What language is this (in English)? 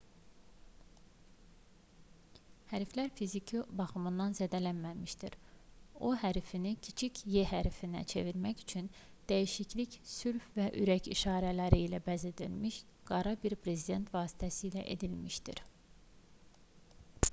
Azerbaijani